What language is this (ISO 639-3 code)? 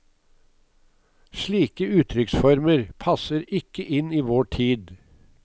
nor